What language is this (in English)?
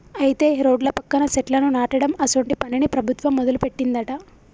Telugu